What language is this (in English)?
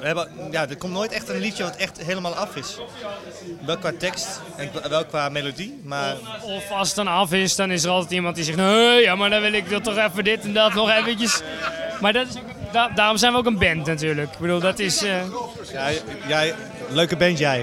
Dutch